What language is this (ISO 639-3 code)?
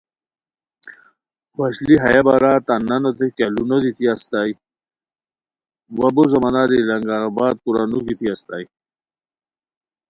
khw